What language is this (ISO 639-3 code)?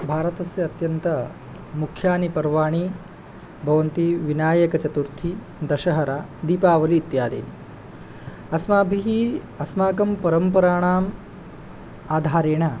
san